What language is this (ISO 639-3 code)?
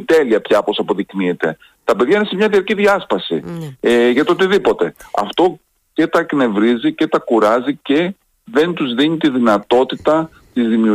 ell